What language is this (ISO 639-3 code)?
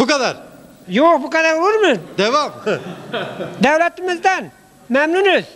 tur